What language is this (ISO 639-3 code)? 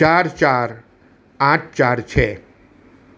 guj